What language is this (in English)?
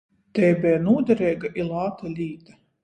Latgalian